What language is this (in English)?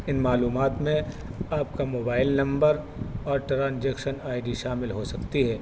Urdu